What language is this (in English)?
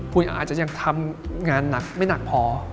Thai